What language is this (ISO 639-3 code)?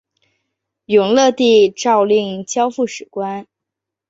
zho